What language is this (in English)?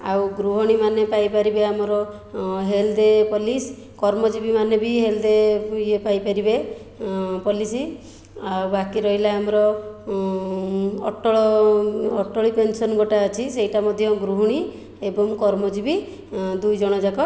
Odia